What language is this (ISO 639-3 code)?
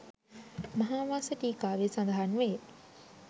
sin